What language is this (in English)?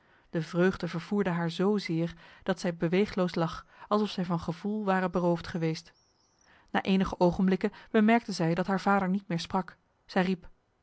Dutch